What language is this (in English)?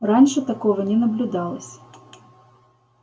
Russian